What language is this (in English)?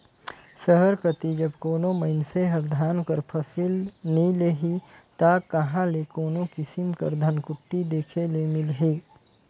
Chhattisgarhi